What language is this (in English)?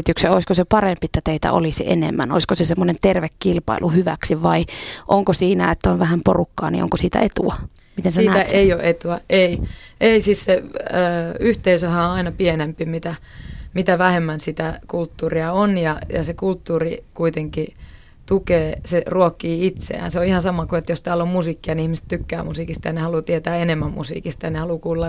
Finnish